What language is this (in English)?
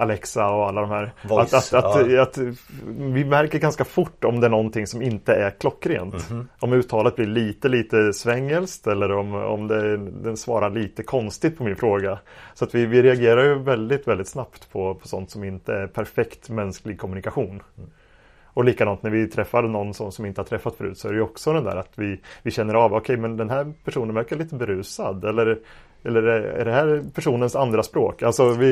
Swedish